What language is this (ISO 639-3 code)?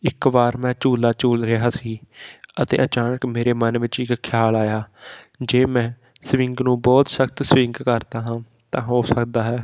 pan